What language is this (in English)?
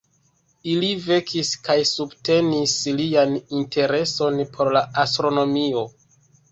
Esperanto